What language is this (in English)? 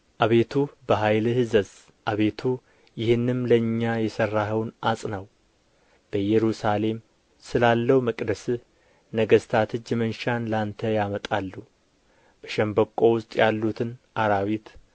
Amharic